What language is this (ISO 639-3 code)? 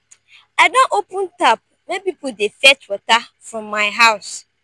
pcm